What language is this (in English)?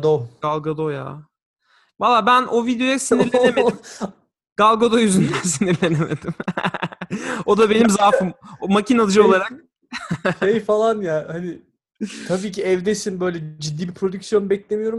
Turkish